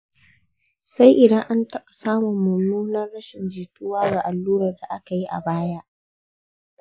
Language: Hausa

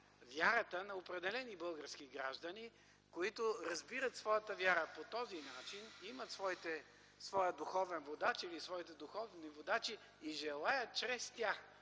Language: Bulgarian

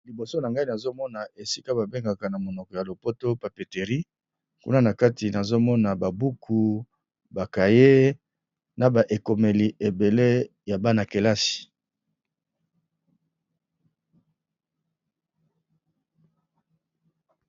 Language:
Lingala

